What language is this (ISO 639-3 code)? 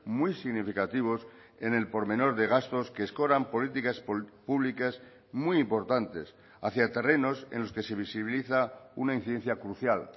spa